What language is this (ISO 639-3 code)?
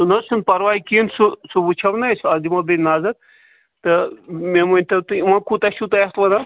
kas